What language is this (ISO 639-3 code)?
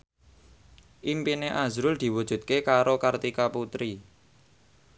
jav